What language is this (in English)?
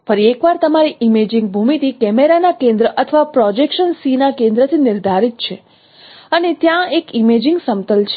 Gujarati